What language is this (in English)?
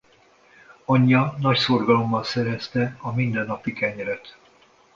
Hungarian